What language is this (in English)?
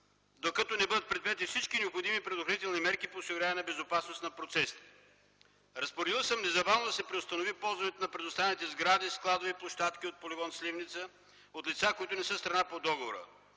Bulgarian